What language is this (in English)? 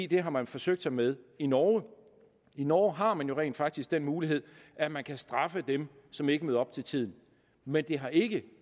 Danish